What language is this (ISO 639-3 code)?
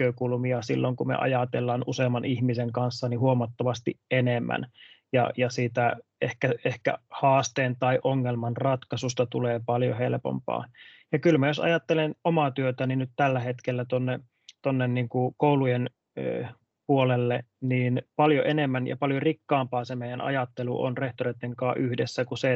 fin